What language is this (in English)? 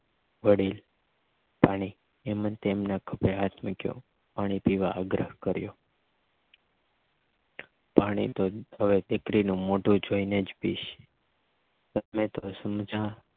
Gujarati